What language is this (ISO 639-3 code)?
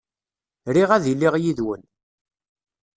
kab